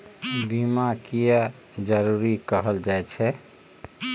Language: Maithili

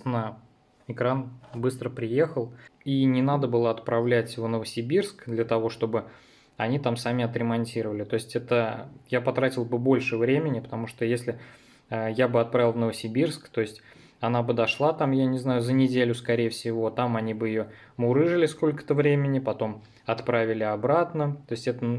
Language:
Russian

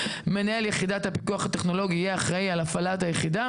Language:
Hebrew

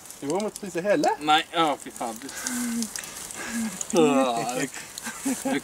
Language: Norwegian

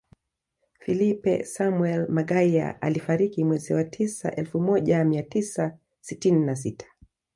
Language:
Swahili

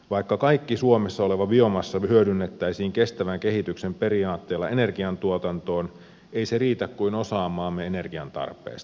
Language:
Finnish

